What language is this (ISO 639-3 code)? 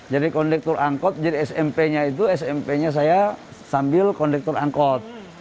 ind